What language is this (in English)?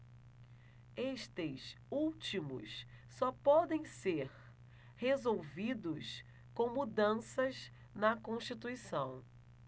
Portuguese